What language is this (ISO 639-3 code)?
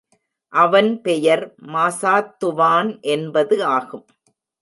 tam